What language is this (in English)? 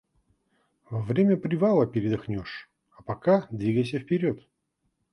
Russian